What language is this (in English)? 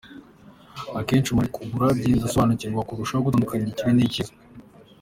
Kinyarwanda